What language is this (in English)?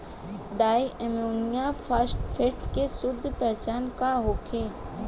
Bhojpuri